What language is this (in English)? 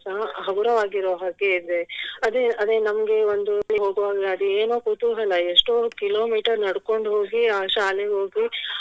Kannada